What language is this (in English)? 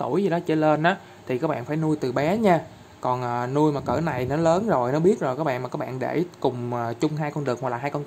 Vietnamese